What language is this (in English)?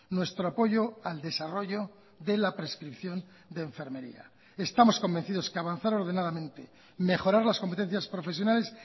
Spanish